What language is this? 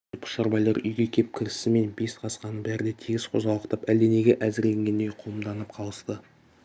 Kazakh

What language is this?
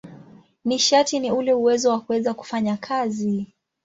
Swahili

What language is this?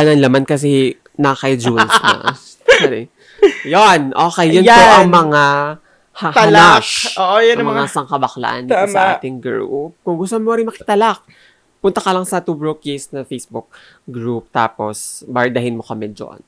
Filipino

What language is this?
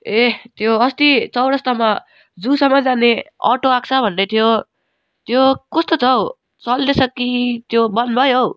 Nepali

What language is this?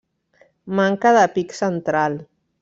Catalan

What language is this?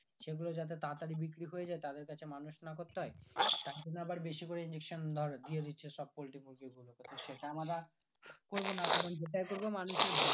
Bangla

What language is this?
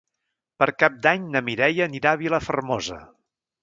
Catalan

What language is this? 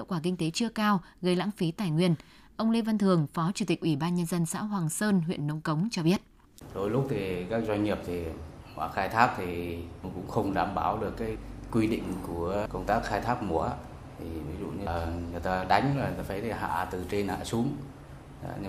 Vietnamese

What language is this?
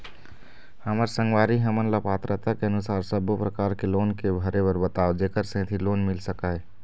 Chhattisgarhi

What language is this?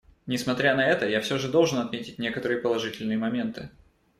Russian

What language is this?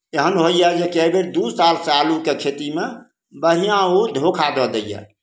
Maithili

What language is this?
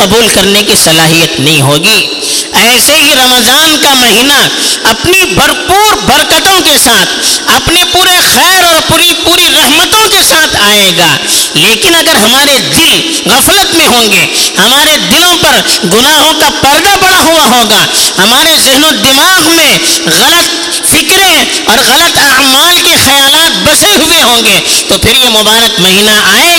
Urdu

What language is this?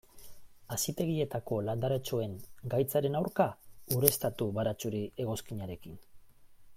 Basque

